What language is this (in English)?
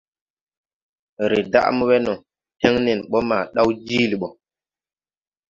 Tupuri